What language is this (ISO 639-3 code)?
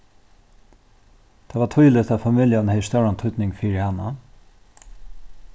fao